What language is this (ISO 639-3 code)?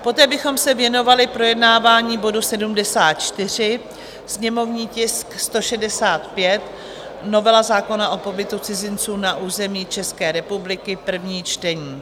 ces